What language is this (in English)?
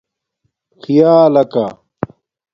Domaaki